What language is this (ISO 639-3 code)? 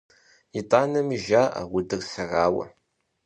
kbd